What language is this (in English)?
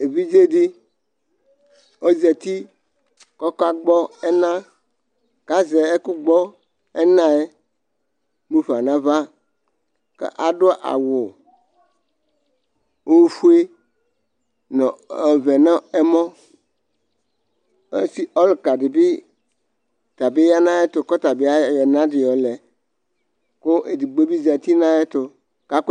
Ikposo